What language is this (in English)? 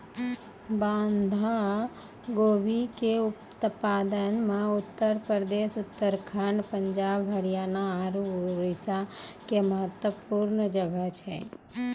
Maithili